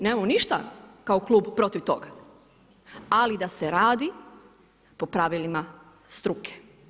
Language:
Croatian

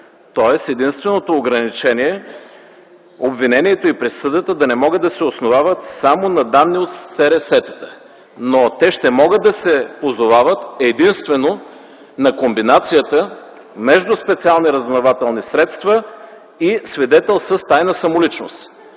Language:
Bulgarian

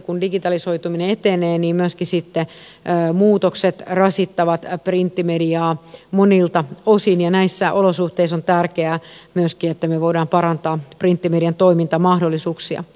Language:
Finnish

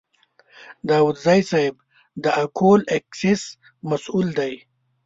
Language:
Pashto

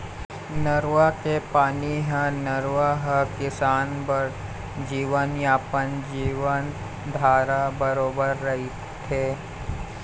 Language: Chhattisgarhi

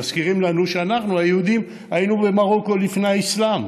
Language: Hebrew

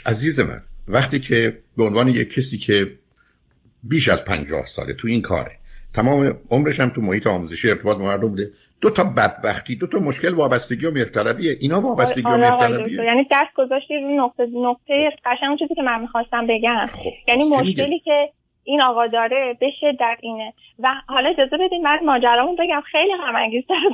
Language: Persian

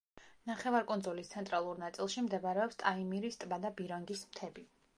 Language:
Georgian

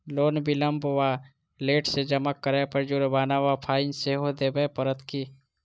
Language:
Maithili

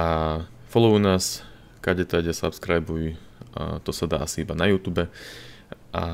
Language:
Slovak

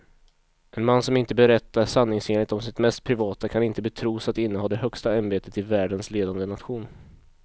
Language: Swedish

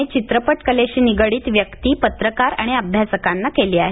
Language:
Marathi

